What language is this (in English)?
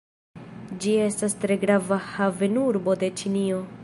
Esperanto